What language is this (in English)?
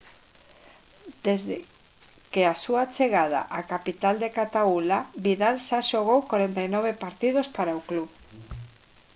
Galician